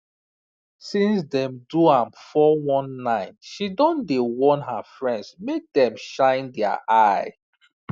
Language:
Nigerian Pidgin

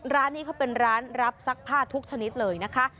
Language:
Thai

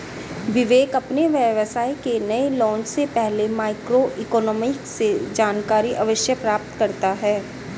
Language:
Hindi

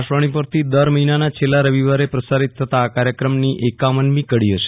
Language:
Gujarati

